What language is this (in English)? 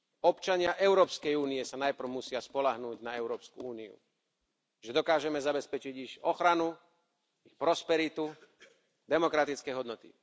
Slovak